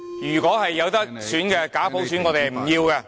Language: Cantonese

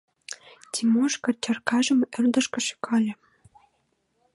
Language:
Mari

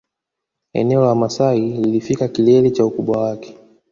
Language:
Swahili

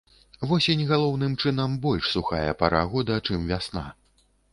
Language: Belarusian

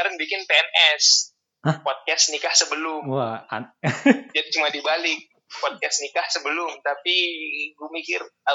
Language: Indonesian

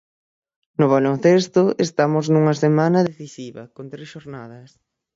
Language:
Galician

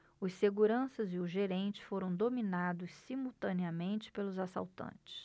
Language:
Portuguese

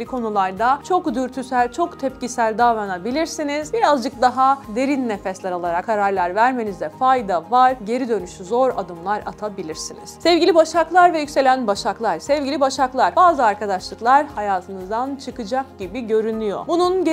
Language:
Turkish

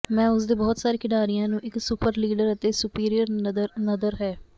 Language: Punjabi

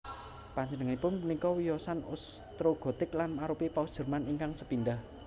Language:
Javanese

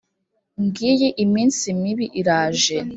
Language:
Kinyarwanda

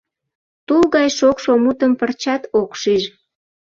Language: Mari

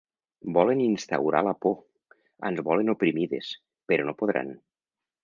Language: Catalan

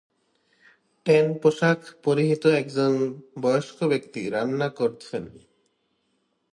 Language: Bangla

